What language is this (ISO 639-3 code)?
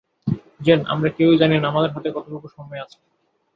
ben